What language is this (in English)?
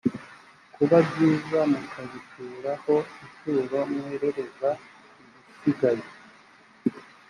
Kinyarwanda